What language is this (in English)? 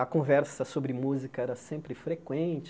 Portuguese